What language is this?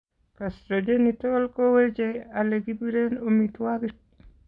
Kalenjin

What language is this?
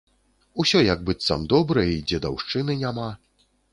Belarusian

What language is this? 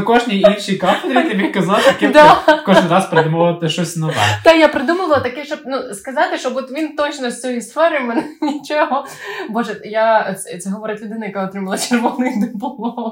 Ukrainian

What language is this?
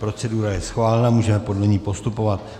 Czech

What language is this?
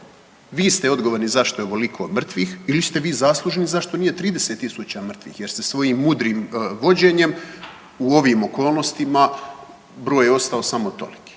Croatian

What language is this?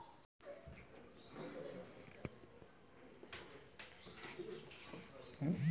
Magahi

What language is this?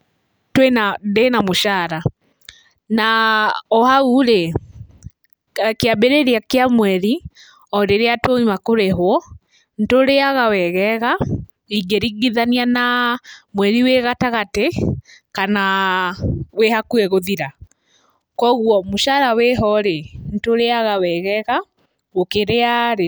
Kikuyu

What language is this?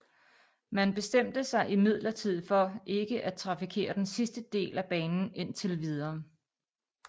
Danish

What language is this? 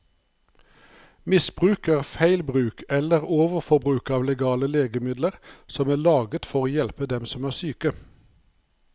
Norwegian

